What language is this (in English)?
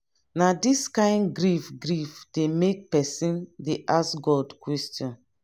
Nigerian Pidgin